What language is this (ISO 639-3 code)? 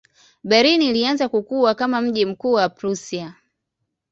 swa